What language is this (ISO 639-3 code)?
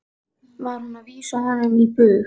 isl